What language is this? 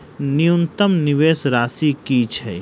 Maithili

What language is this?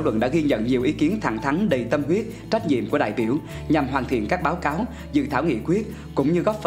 Vietnamese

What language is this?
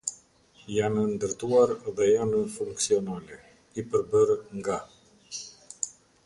Albanian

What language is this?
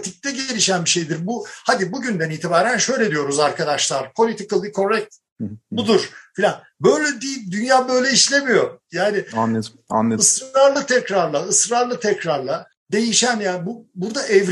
Turkish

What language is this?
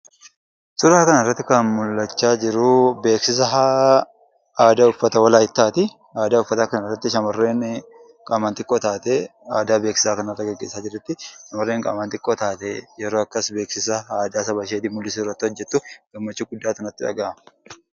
Oromo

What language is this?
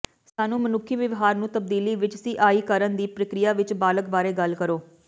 Punjabi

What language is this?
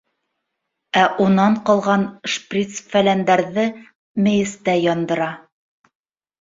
Bashkir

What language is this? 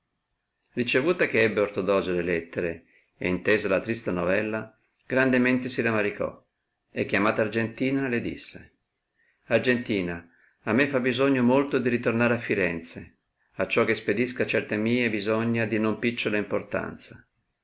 Italian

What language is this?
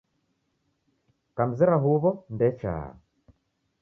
Taita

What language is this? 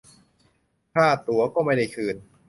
Thai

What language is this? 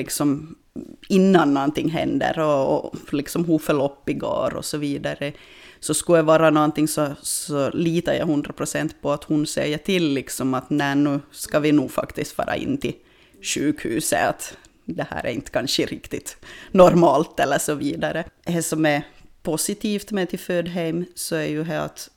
Swedish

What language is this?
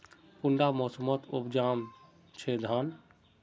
Magahi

